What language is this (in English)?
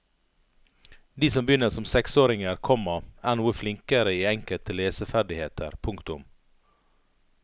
Norwegian